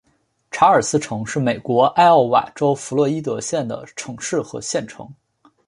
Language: Chinese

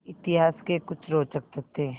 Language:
Hindi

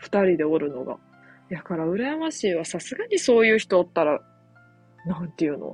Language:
Japanese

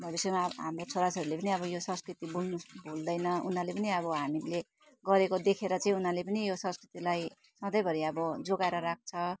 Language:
Nepali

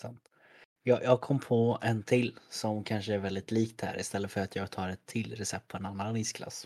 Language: Swedish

